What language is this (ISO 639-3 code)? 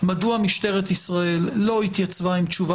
heb